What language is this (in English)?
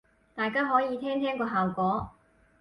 Cantonese